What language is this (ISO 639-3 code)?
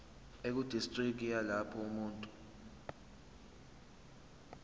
zul